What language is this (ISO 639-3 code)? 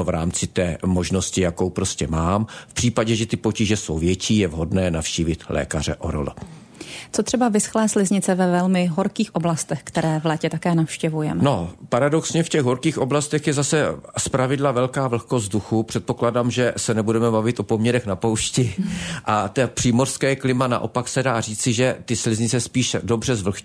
ces